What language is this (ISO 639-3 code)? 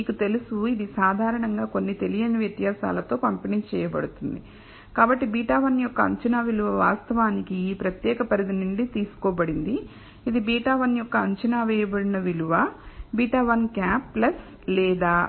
tel